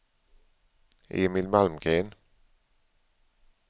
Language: Swedish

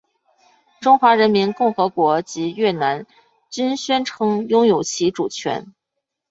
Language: Chinese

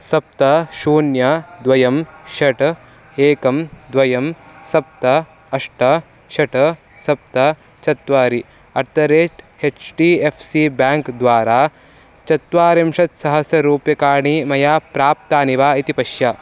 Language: Sanskrit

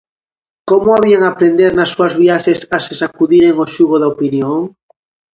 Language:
Galician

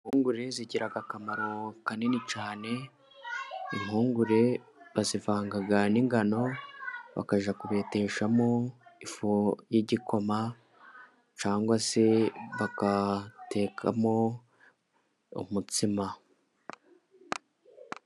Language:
Kinyarwanda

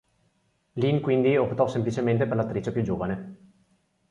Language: Italian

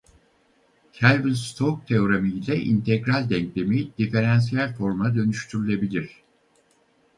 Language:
Turkish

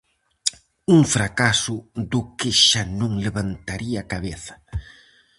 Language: Galician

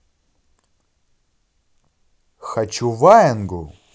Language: Russian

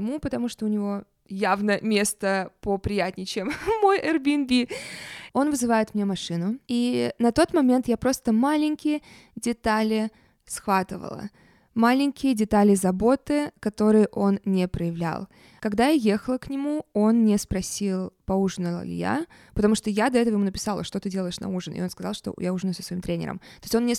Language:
Russian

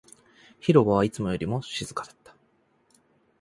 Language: Japanese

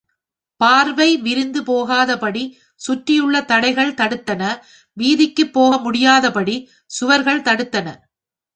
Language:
Tamil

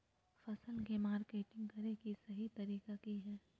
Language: Magahi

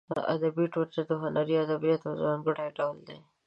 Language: Pashto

